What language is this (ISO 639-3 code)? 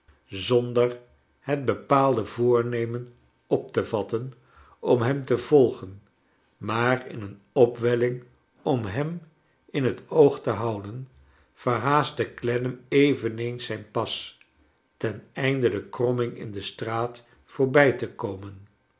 nld